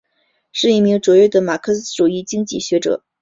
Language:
Chinese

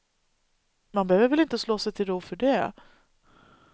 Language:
Swedish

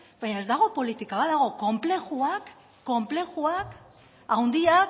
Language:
Basque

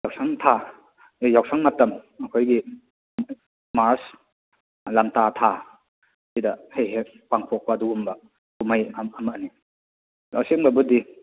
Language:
Manipuri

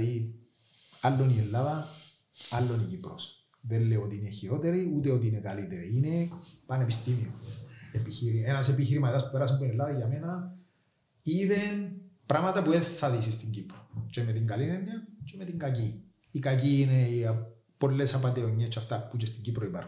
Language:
Greek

